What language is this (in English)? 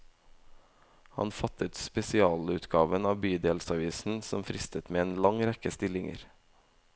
Norwegian